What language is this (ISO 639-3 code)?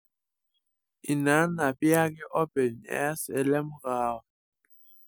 mas